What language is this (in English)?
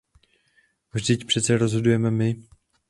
Czech